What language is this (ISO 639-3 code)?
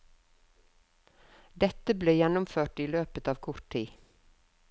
nor